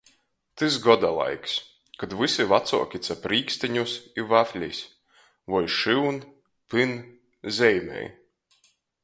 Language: Latgalian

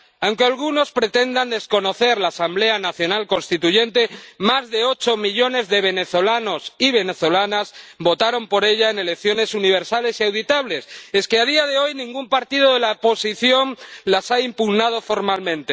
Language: Spanish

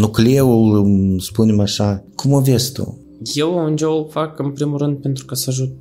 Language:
Romanian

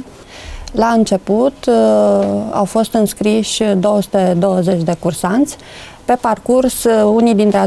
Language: Romanian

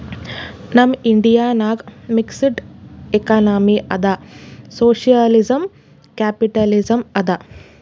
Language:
Kannada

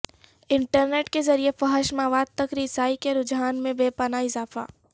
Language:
Urdu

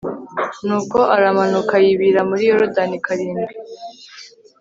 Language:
Kinyarwanda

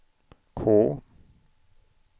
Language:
Swedish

